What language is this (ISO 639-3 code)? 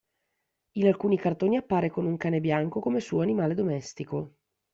ita